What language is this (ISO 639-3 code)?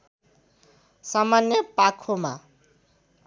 nep